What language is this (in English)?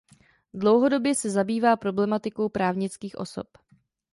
Czech